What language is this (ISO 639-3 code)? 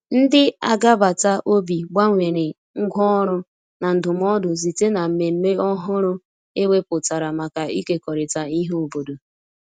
ibo